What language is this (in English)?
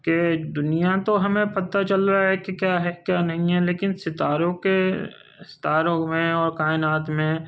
Urdu